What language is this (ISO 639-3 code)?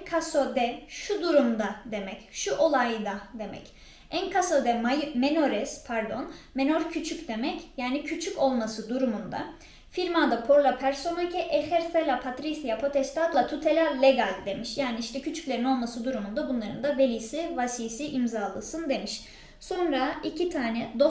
tur